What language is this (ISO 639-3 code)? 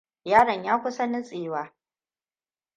hau